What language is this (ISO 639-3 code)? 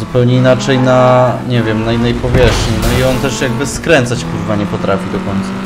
pol